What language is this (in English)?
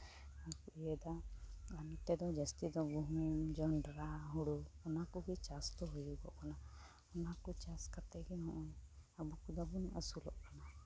Santali